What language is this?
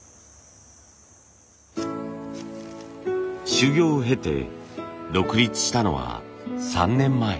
Japanese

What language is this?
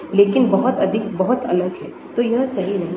Hindi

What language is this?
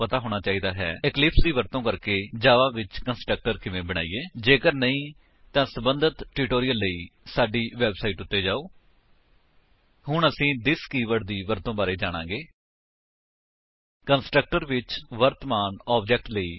Punjabi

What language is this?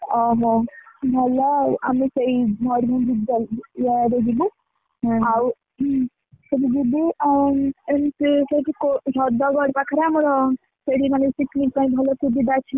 Odia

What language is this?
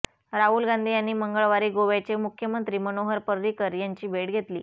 Marathi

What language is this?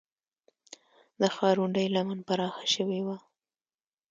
Pashto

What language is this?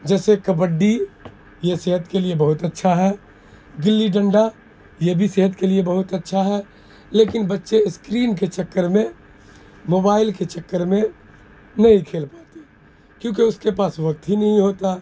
Urdu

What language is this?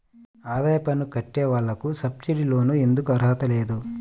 Telugu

